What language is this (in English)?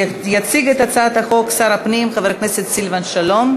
Hebrew